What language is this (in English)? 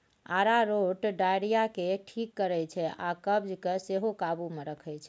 Maithili